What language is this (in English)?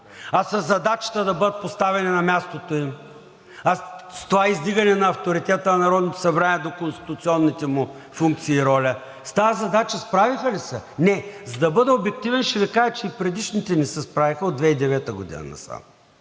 Bulgarian